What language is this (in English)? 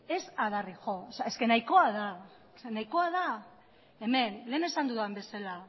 Basque